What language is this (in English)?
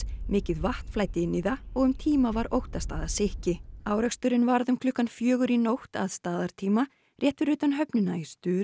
Icelandic